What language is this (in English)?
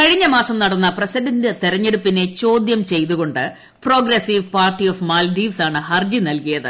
Malayalam